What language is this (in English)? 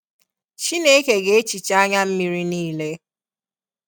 Igbo